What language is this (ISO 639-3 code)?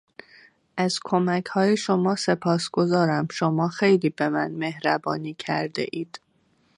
fas